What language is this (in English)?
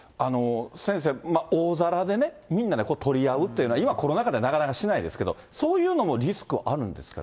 Japanese